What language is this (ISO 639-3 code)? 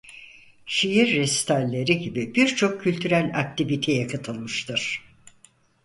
tur